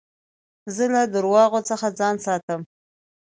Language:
Pashto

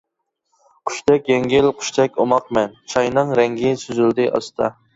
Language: Uyghur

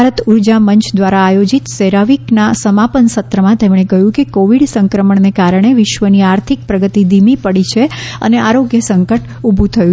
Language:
Gujarati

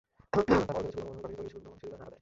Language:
Bangla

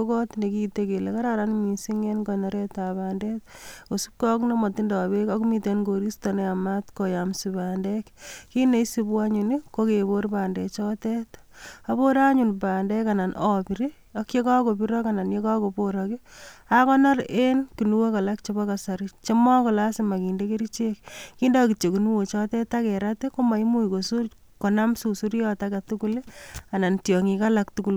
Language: Kalenjin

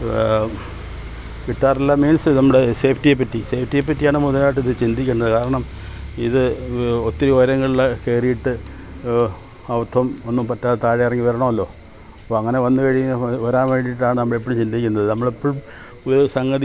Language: Malayalam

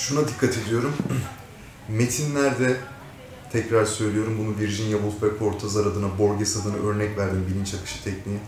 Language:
Turkish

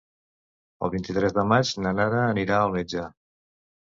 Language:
Catalan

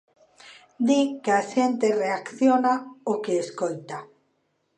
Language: Galician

